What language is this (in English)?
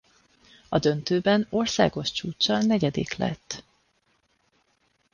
Hungarian